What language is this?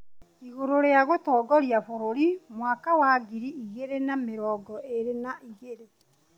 Kikuyu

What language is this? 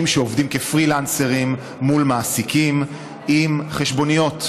Hebrew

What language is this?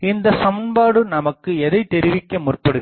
Tamil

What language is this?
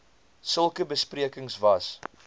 Afrikaans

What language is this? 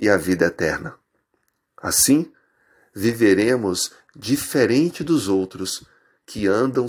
Portuguese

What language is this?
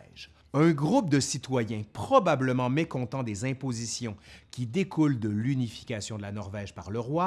French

